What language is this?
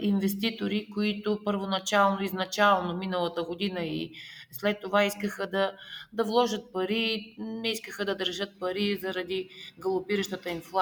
Bulgarian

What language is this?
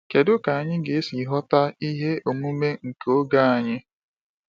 Igbo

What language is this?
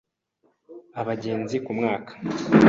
Kinyarwanda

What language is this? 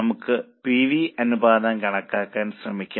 Malayalam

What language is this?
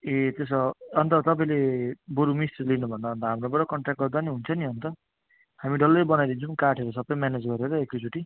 Nepali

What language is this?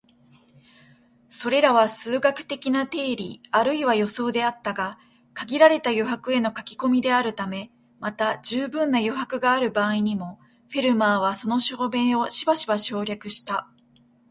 Japanese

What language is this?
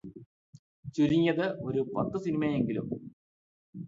Malayalam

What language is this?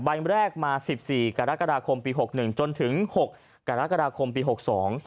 Thai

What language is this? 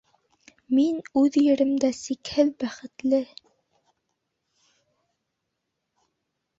Bashkir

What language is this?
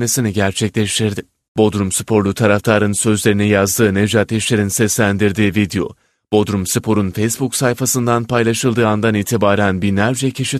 Turkish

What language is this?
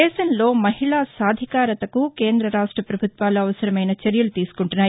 Telugu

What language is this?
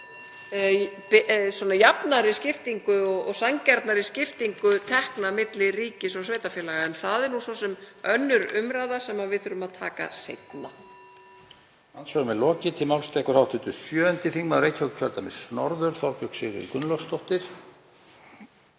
Icelandic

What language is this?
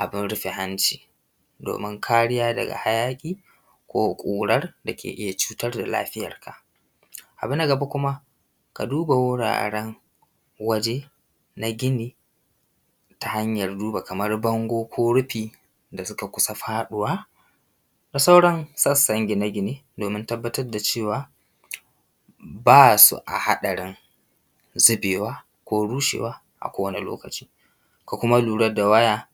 Hausa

